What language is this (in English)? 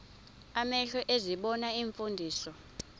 Xhosa